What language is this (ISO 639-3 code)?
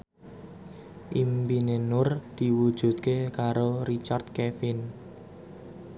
jav